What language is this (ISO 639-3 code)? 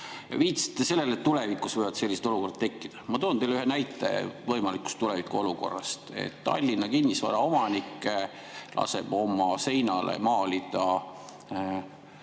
est